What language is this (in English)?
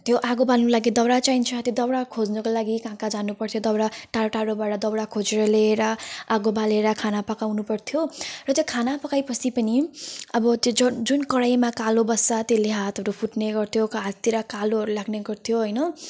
Nepali